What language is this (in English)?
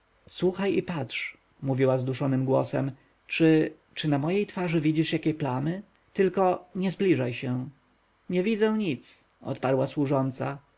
Polish